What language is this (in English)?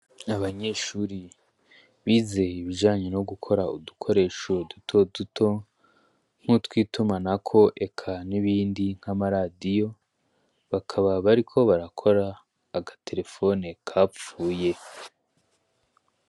Rundi